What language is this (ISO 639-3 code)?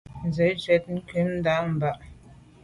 byv